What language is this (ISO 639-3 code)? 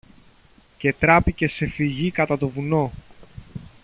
ell